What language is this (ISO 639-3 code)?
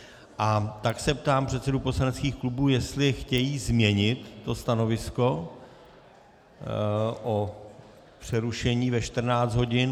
ces